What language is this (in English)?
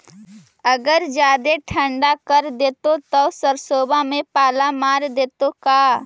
Magahi